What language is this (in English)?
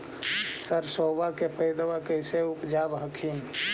Magahi